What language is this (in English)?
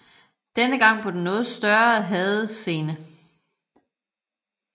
Danish